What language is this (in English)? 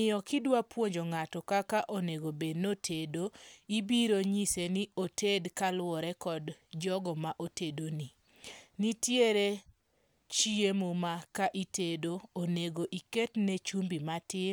Luo (Kenya and Tanzania)